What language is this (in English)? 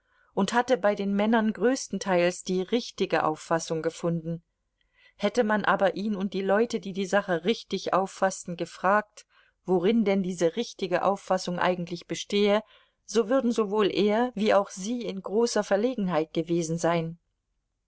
German